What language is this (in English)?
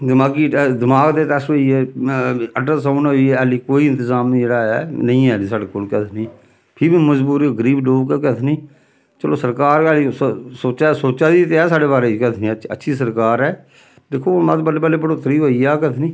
Dogri